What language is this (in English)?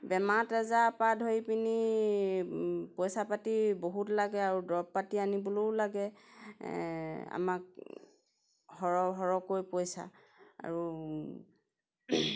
Assamese